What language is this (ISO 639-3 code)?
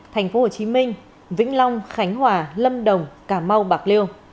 vie